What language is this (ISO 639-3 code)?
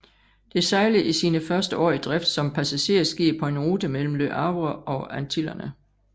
dan